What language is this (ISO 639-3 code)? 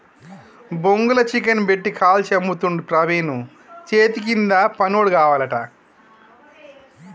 tel